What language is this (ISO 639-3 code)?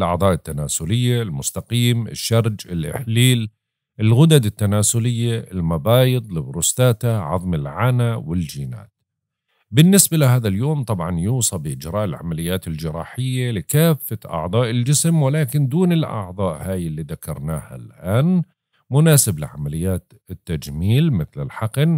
ara